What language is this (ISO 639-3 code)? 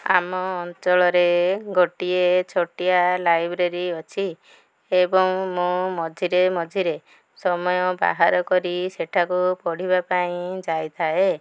ori